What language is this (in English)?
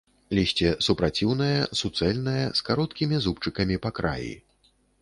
Belarusian